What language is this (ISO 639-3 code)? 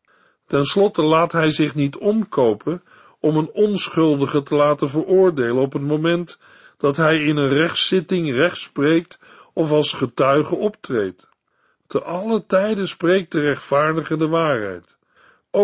nld